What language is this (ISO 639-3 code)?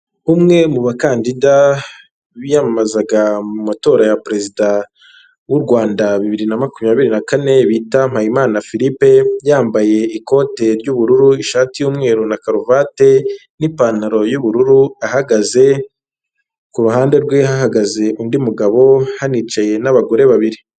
kin